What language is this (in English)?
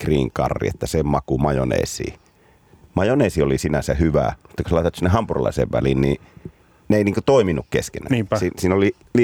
Finnish